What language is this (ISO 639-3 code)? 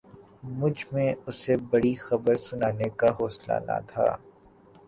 urd